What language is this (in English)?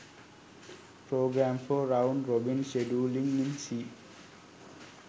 Sinhala